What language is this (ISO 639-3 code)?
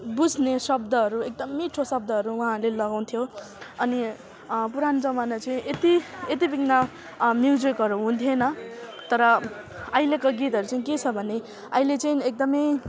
nep